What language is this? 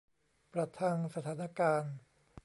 Thai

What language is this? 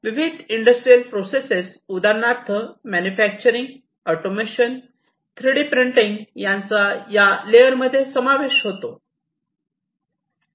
Marathi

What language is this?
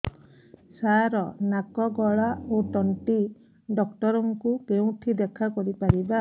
Odia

